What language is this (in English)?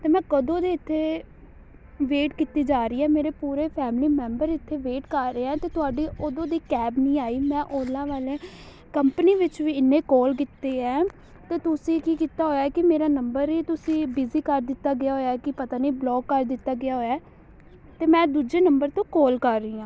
Punjabi